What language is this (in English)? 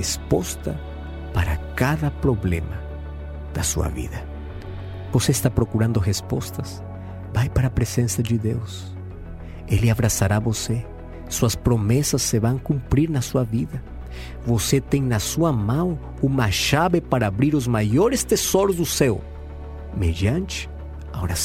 Portuguese